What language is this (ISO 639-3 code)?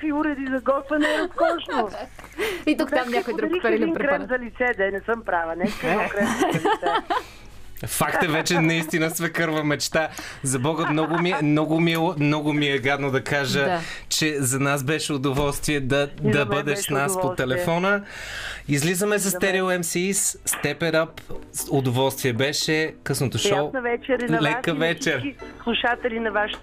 bul